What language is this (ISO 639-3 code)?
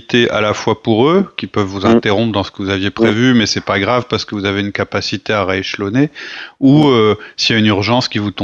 fra